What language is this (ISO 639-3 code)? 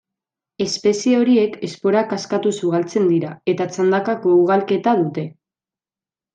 eus